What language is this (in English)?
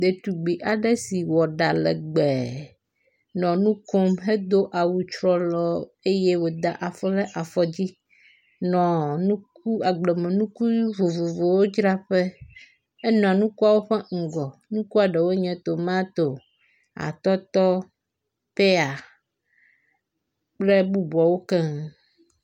Ewe